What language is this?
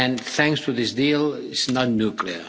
English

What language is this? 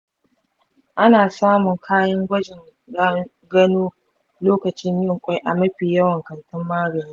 Hausa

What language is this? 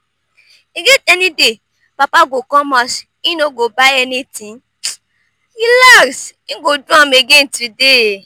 Nigerian Pidgin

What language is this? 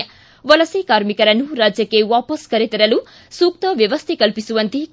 Kannada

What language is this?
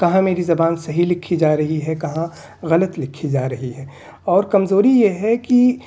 Urdu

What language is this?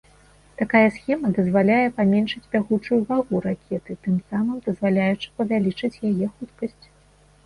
Belarusian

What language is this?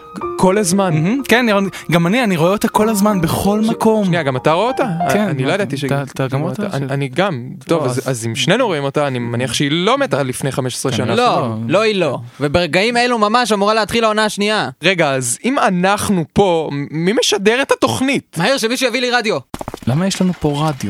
Hebrew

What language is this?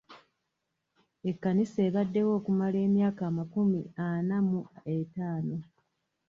Ganda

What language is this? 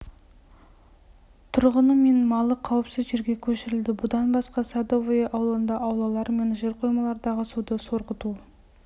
Kazakh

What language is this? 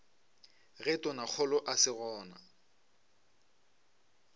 Northern Sotho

